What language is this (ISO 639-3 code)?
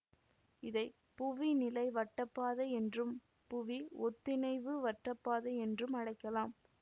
tam